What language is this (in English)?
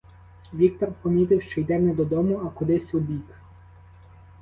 Ukrainian